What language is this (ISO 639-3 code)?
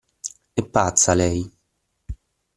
ita